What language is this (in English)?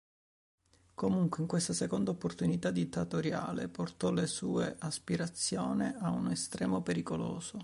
Italian